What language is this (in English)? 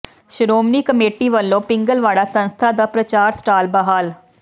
Punjabi